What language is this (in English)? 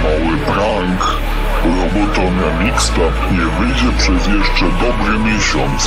Romanian